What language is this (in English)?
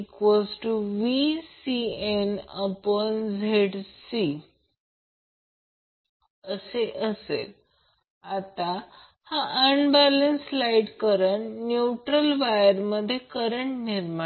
Marathi